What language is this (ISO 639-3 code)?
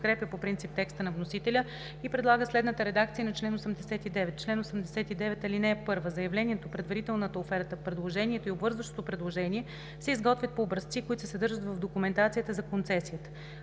bul